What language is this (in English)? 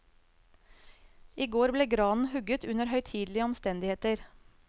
Norwegian